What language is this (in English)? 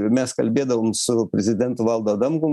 Lithuanian